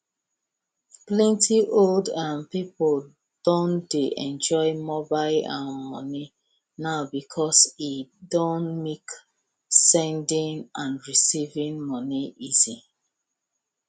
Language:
Nigerian Pidgin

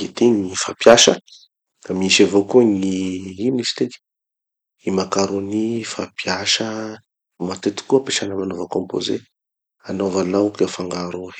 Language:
Tanosy Malagasy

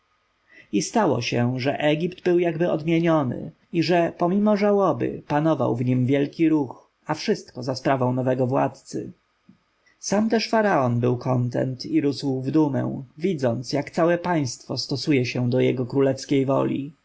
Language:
Polish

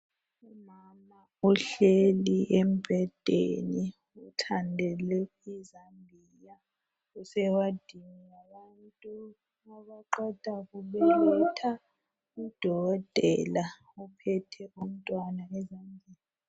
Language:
North Ndebele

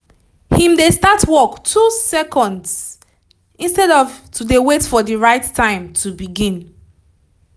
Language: Nigerian Pidgin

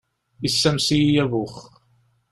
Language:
Kabyle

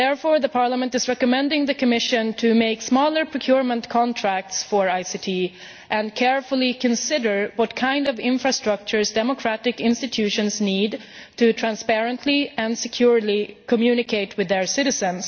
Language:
English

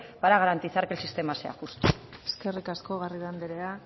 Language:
Basque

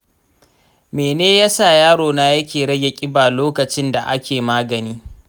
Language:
Hausa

